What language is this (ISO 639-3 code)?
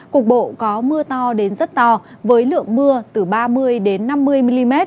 vie